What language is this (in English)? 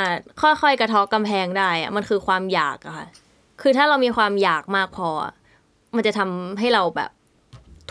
Thai